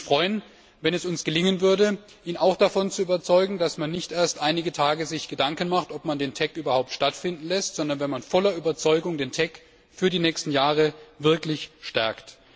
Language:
German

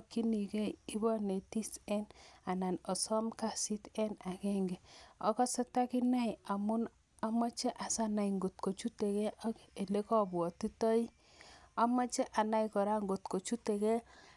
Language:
Kalenjin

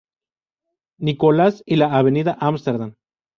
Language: Spanish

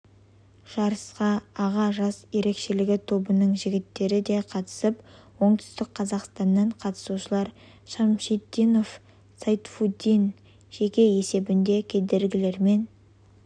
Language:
Kazakh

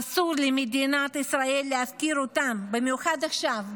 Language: Hebrew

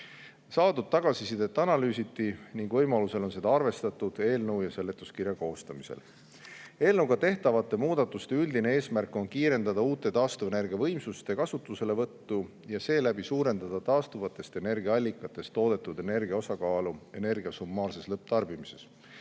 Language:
Estonian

